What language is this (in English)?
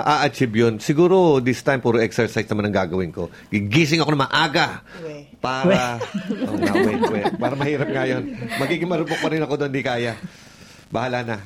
Filipino